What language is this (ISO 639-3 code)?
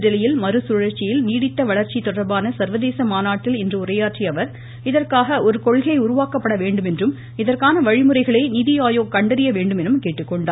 tam